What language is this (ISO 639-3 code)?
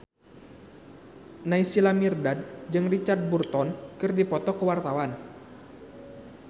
sun